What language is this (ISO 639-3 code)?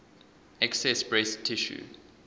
eng